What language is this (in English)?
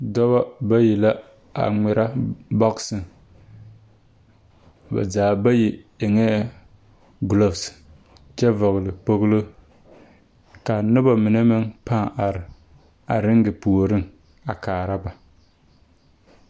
Southern Dagaare